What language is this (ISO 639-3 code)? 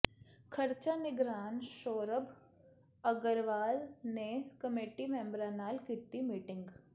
pan